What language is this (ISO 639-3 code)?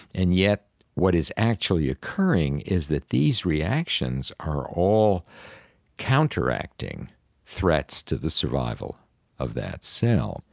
eng